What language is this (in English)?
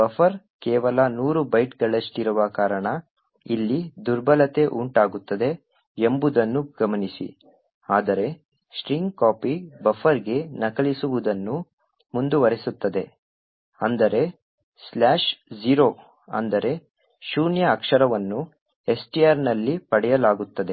Kannada